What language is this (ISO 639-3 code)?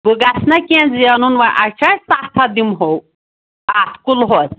kas